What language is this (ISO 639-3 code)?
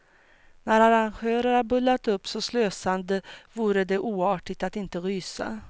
swe